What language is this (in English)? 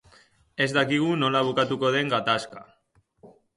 Basque